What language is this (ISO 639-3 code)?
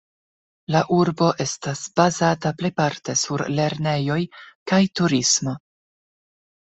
epo